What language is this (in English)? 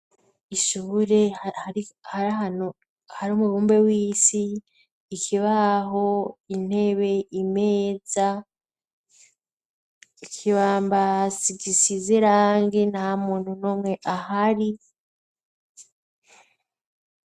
Rundi